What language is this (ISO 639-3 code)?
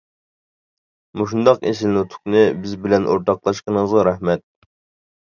uig